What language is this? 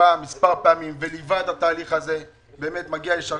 Hebrew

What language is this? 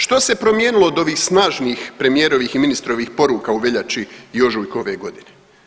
Croatian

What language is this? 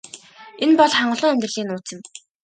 Mongolian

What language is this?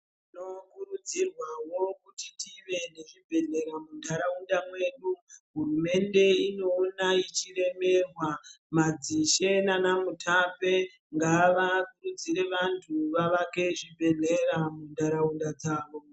Ndau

